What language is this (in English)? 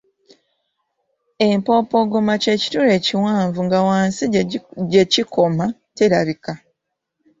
Ganda